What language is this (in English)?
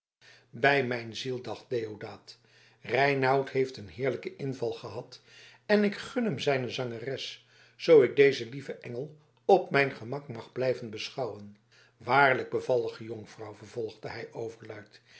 Dutch